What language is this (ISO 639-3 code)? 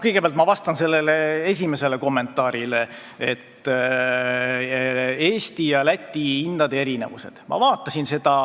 est